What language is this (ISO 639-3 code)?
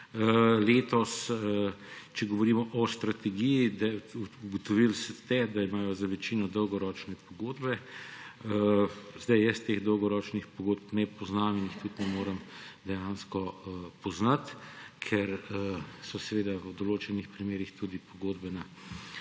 slv